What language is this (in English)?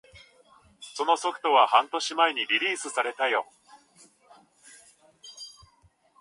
Japanese